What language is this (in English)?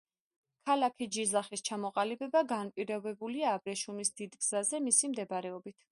Georgian